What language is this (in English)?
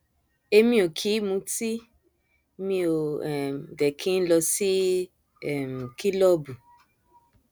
Yoruba